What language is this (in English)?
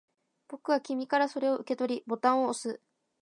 Japanese